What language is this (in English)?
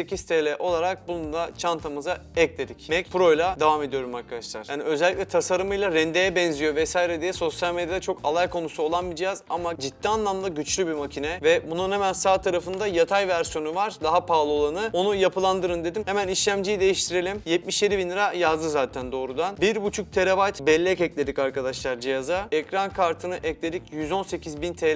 Turkish